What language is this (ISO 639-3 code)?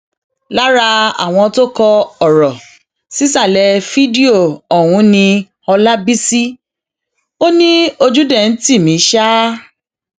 yor